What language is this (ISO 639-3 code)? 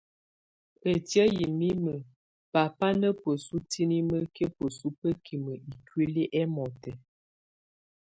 tvu